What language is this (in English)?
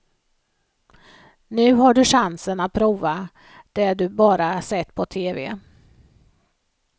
Swedish